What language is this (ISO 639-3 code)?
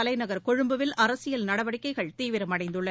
tam